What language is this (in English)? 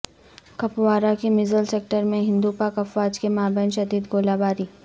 Urdu